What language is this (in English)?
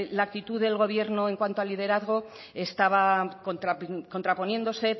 Spanish